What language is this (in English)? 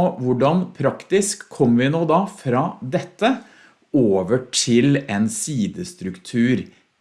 Norwegian